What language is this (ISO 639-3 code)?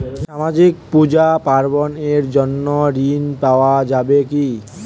ben